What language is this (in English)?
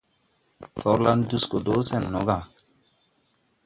Tupuri